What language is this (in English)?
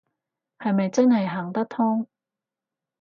Cantonese